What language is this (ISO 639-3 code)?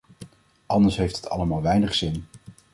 nld